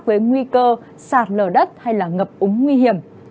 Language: Vietnamese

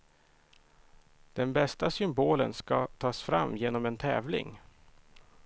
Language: Swedish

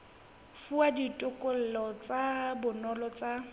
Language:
Southern Sotho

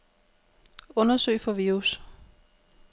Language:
Danish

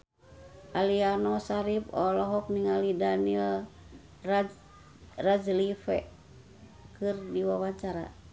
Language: Sundanese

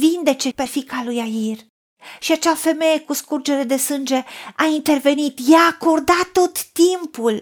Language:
Romanian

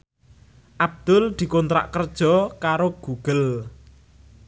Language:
Javanese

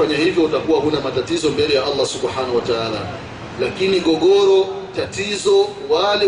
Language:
Swahili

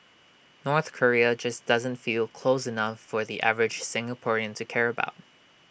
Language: English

